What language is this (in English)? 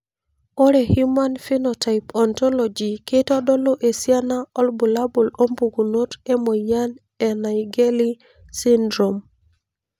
Masai